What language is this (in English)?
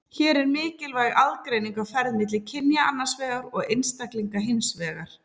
Icelandic